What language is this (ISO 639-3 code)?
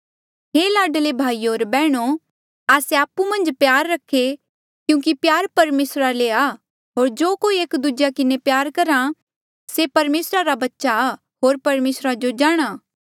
mjl